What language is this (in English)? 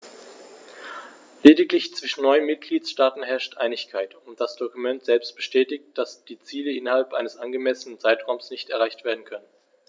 German